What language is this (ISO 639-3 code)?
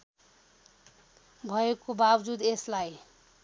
nep